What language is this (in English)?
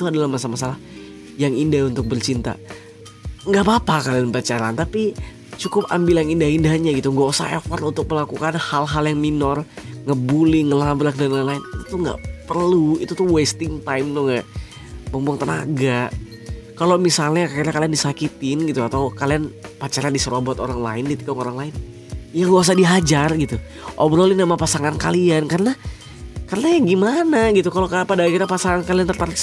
Indonesian